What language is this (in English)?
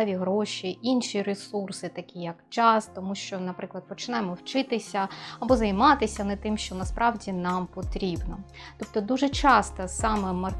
Ukrainian